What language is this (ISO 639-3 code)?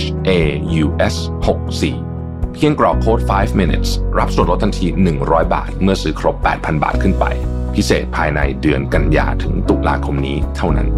tha